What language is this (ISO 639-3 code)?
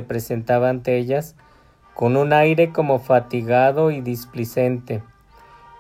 spa